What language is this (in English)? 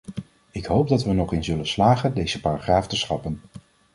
Dutch